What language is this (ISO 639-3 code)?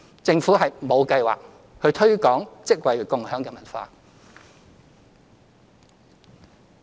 yue